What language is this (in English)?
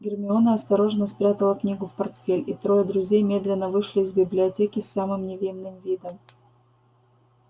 Russian